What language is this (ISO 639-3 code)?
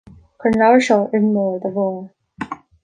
gle